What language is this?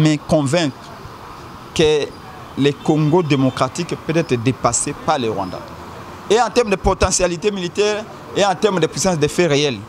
French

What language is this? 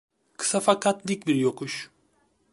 Turkish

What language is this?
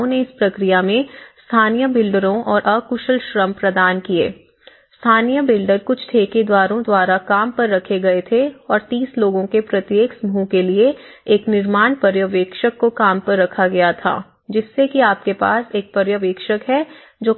Hindi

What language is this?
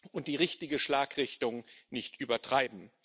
German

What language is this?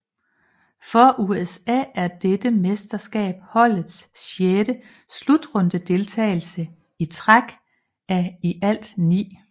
Danish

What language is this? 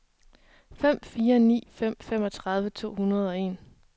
Danish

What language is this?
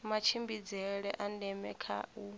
Venda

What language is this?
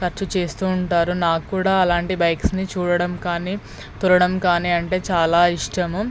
Telugu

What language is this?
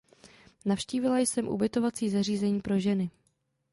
Czech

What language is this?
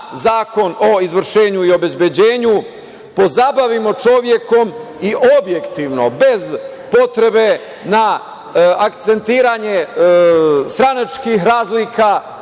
Serbian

